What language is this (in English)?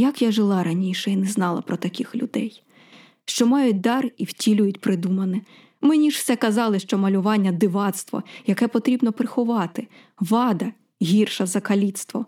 Ukrainian